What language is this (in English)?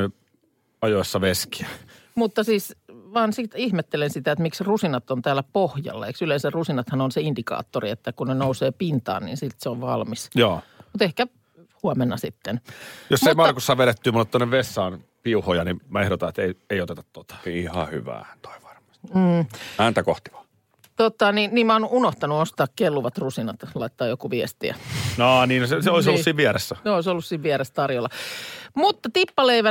Finnish